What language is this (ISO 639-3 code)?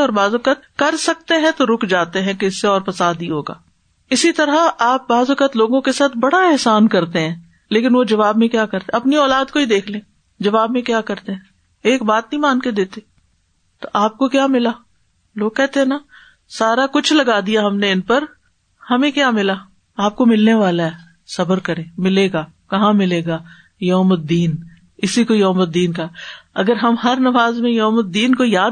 urd